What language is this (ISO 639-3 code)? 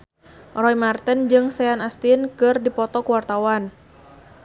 sun